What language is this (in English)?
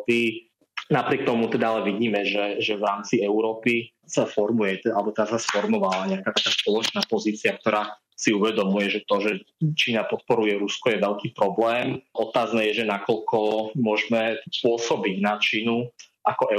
Slovak